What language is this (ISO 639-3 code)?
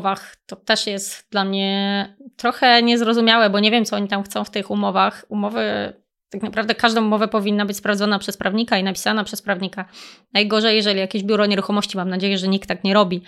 pol